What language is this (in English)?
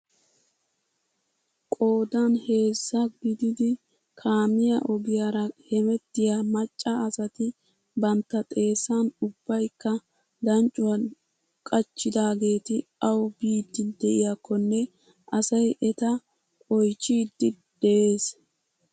Wolaytta